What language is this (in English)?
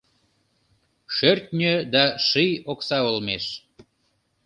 Mari